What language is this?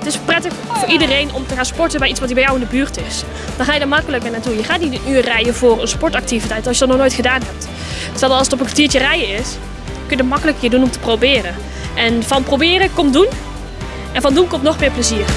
Dutch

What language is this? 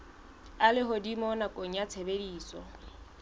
Southern Sotho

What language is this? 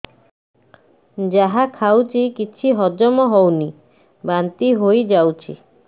Odia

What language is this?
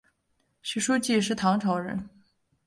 Chinese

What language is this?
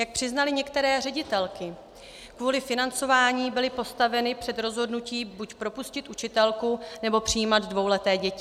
Czech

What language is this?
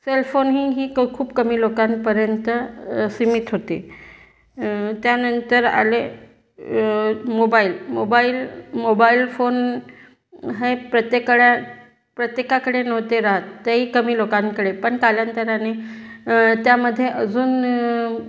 Marathi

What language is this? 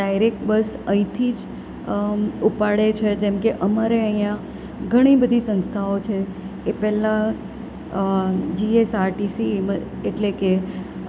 Gujarati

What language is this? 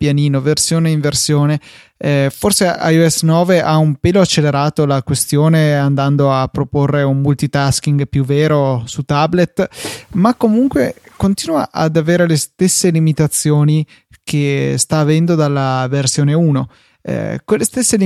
Italian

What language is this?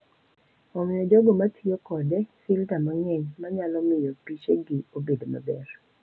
Luo (Kenya and Tanzania)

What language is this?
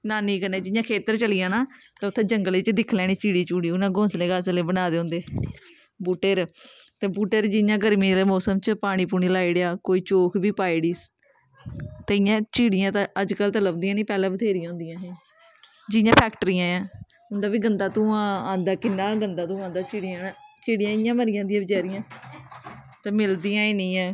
Dogri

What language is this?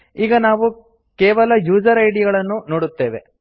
Kannada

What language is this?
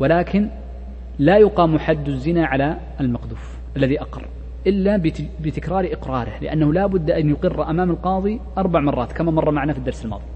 Arabic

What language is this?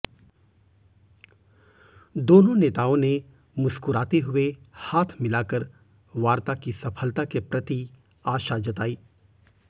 Hindi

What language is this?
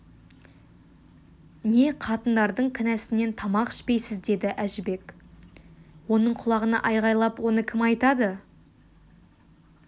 Kazakh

